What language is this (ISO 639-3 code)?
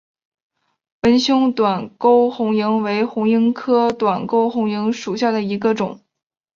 zho